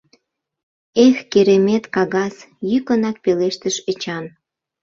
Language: Mari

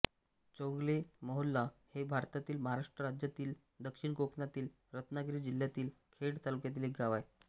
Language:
Marathi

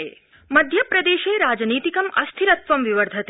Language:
Sanskrit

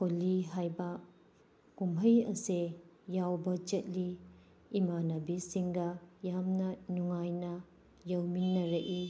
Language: Manipuri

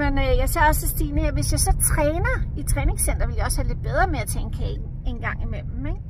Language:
Danish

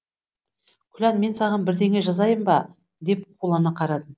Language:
Kazakh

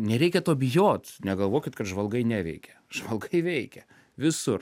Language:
Lithuanian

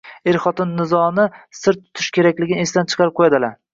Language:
Uzbek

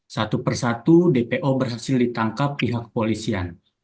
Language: Indonesian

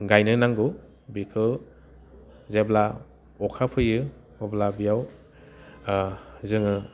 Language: Bodo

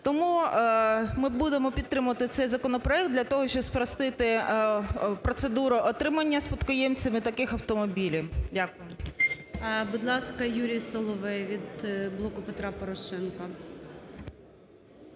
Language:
Ukrainian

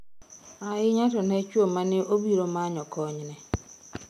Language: Luo (Kenya and Tanzania)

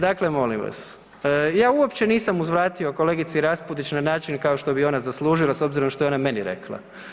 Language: Croatian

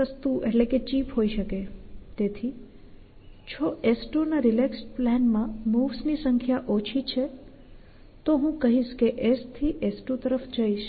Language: Gujarati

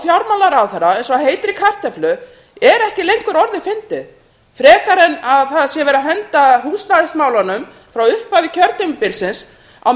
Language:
Icelandic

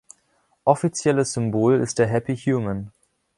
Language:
German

